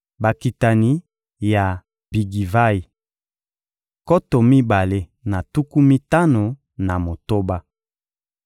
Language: Lingala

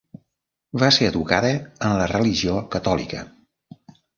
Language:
Catalan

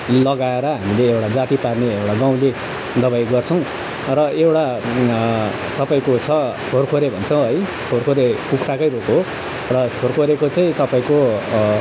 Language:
Nepali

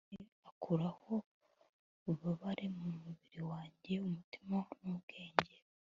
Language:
Kinyarwanda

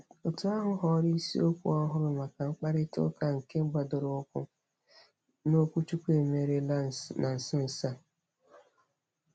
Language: Igbo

